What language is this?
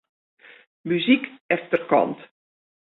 Western Frisian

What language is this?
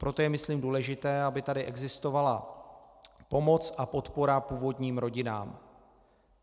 Czech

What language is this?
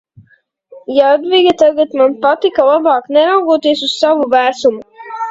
Latvian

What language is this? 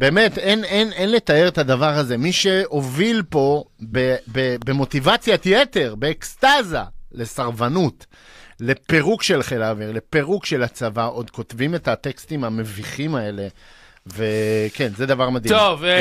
Hebrew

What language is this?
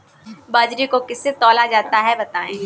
Hindi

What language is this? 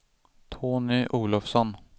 Swedish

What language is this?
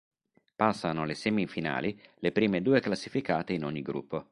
Italian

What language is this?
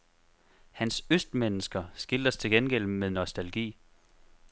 Danish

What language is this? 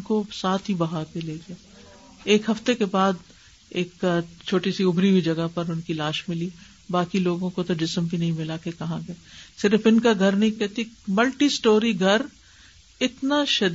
Urdu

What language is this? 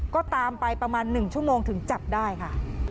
Thai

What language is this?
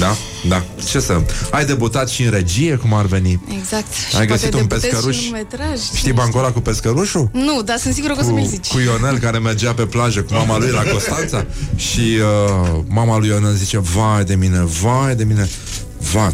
Romanian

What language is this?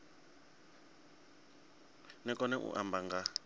Venda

